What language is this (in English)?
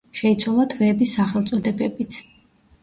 Georgian